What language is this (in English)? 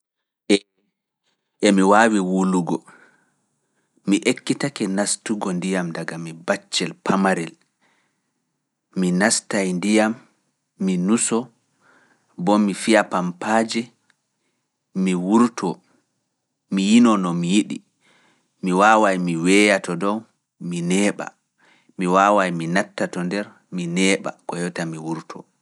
Fula